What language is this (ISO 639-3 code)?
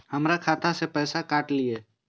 mai